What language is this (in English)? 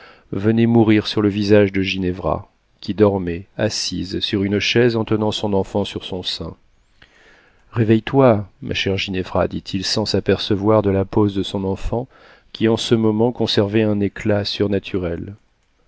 French